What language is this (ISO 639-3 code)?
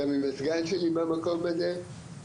heb